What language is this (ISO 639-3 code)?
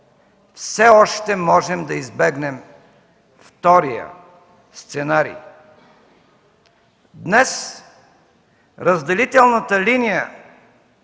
bul